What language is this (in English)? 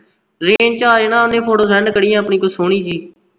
Punjabi